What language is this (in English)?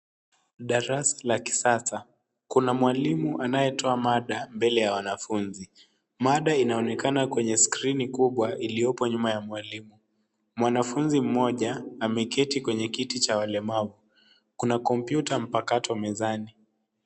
Swahili